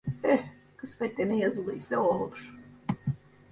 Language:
Turkish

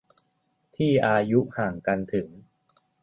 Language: Thai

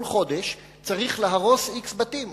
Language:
Hebrew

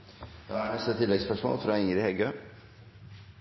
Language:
Norwegian Nynorsk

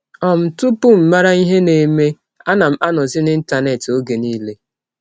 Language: Igbo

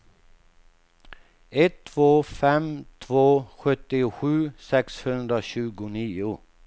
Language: Swedish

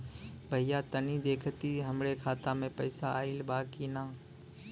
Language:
Bhojpuri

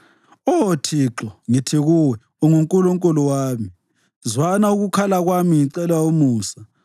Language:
North Ndebele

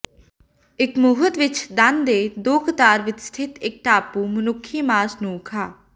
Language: Punjabi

